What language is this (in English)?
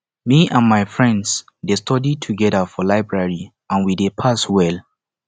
Nigerian Pidgin